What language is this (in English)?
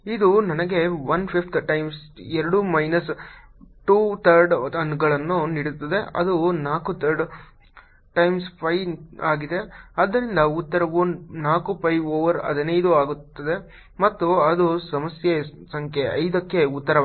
Kannada